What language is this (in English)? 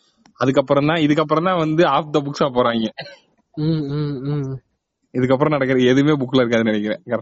Tamil